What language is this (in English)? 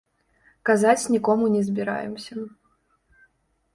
Belarusian